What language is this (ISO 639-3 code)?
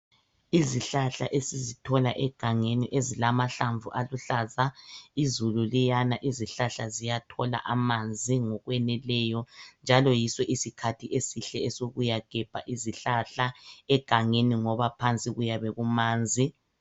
nde